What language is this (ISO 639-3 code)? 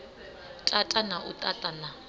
ven